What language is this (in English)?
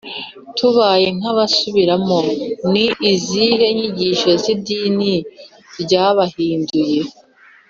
Kinyarwanda